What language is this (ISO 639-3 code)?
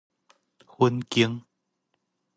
nan